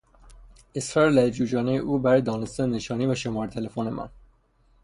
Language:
Persian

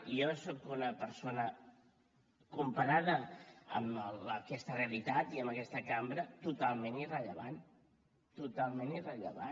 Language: Catalan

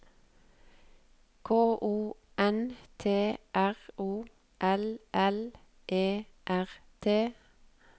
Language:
Norwegian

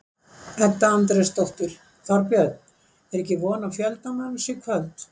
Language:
Icelandic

